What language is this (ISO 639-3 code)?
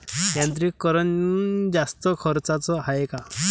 mar